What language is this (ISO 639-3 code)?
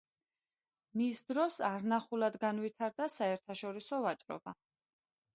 kat